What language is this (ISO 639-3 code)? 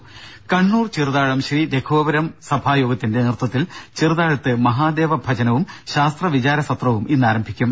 mal